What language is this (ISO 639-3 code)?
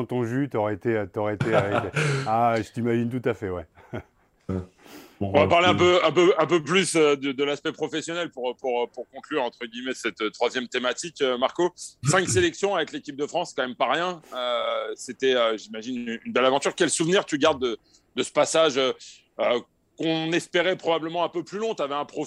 fra